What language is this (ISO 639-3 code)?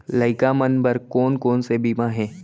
hne